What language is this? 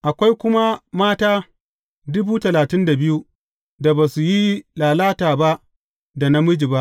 Hausa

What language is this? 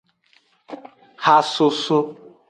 Aja (Benin)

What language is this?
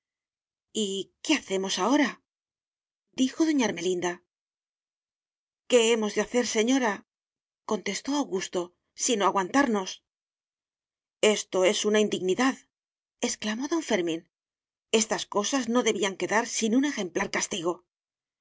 Spanish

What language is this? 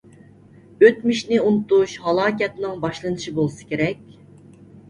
Uyghur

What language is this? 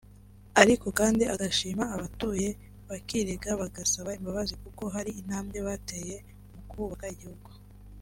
Kinyarwanda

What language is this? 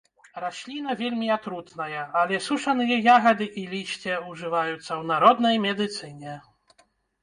Belarusian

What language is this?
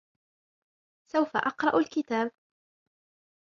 Arabic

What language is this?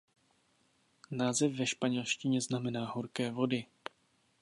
Czech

